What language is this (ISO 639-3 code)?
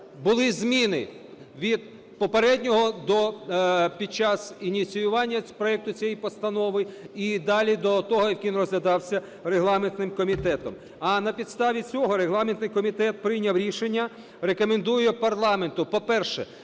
ukr